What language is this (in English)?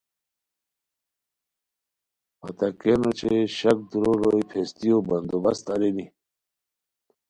Khowar